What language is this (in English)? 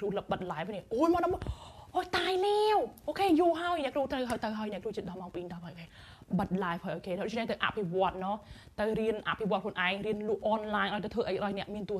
Thai